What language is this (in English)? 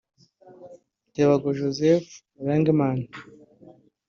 Kinyarwanda